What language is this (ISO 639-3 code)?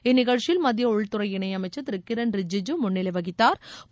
tam